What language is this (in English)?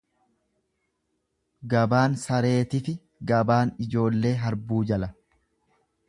Oromo